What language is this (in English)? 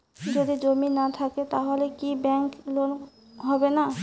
Bangla